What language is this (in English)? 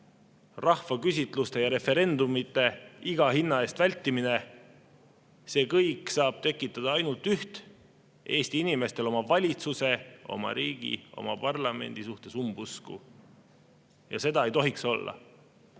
Estonian